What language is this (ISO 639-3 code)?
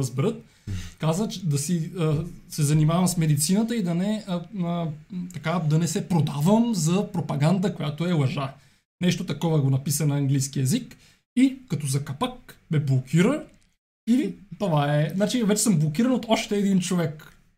bul